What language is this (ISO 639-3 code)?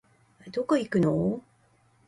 jpn